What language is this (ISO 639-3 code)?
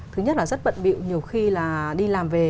vie